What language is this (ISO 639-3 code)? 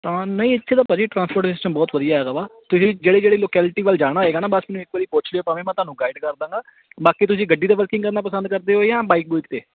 pan